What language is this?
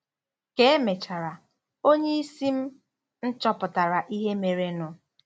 Igbo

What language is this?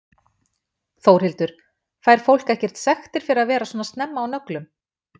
Icelandic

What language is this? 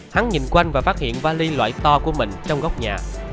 Vietnamese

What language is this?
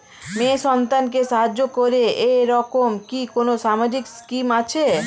Bangla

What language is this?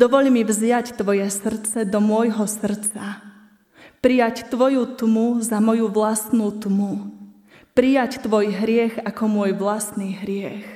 Slovak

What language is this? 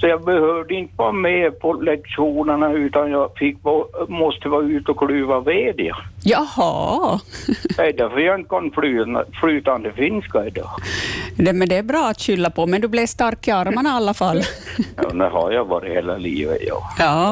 Swedish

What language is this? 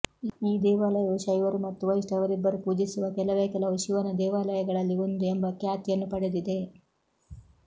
Kannada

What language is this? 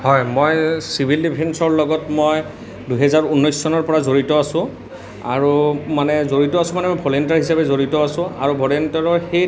Assamese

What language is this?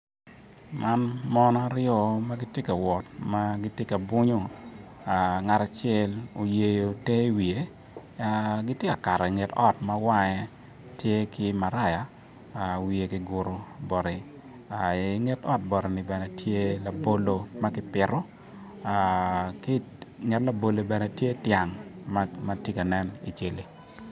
Acoli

